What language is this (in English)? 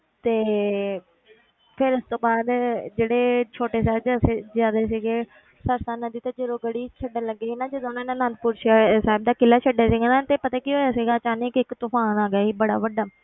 Punjabi